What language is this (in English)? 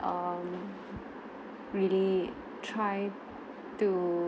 English